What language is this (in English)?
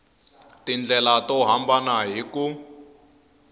Tsonga